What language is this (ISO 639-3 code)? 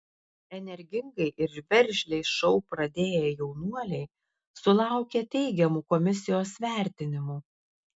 lit